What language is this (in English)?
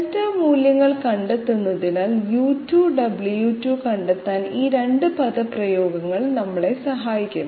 Malayalam